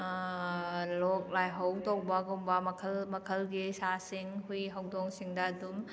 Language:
Manipuri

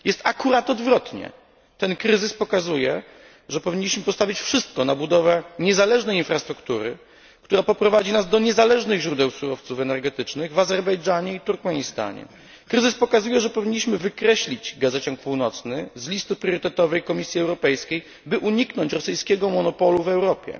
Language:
Polish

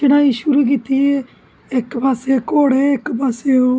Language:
Dogri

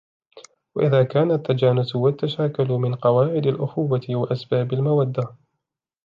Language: Arabic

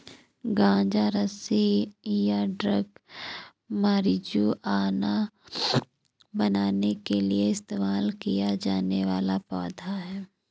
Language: Hindi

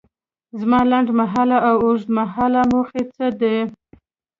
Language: Pashto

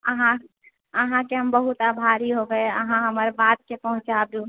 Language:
Maithili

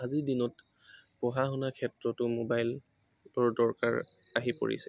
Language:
Assamese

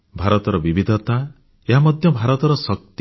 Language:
Odia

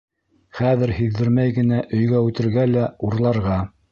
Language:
Bashkir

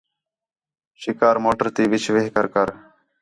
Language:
Khetrani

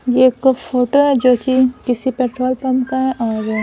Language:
Hindi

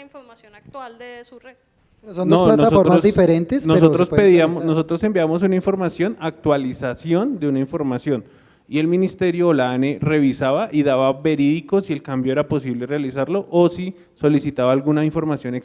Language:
Spanish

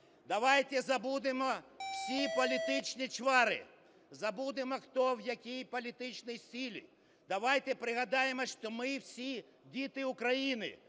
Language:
Ukrainian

